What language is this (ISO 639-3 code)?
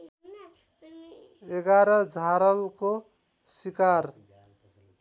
nep